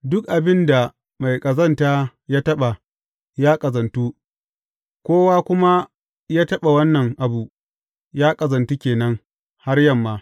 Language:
Hausa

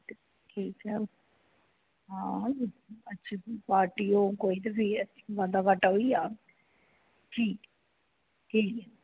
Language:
Dogri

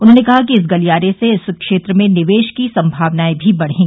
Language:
Hindi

